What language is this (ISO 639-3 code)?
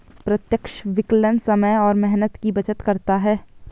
hin